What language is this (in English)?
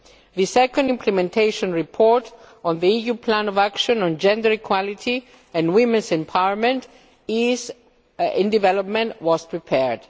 English